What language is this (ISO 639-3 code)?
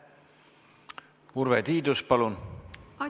est